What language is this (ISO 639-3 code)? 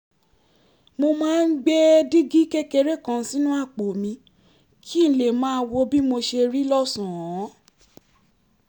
yor